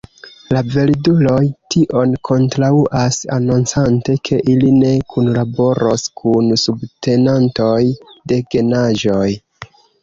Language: Esperanto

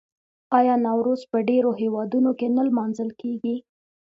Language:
Pashto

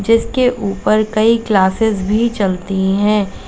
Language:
Hindi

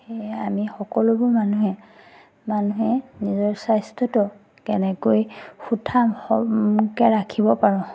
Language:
Assamese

